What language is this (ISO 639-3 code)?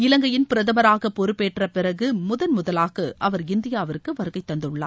tam